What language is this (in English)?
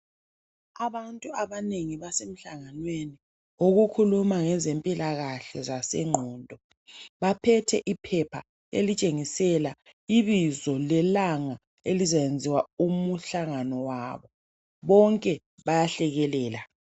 North Ndebele